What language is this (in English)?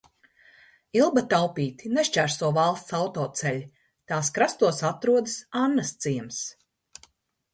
Latvian